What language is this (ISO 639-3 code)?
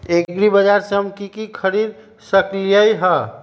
mag